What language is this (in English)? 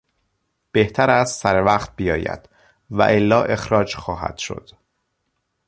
Persian